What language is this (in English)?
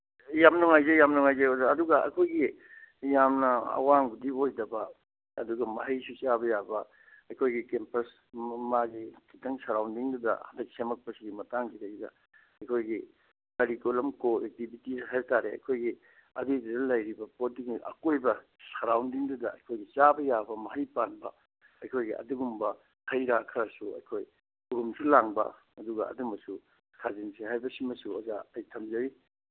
Manipuri